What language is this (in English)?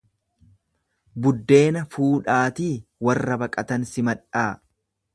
Oromo